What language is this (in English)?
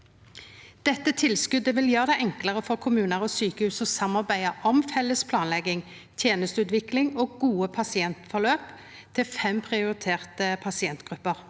Norwegian